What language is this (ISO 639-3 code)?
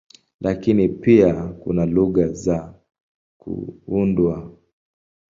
swa